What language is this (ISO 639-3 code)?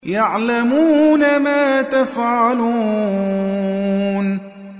ara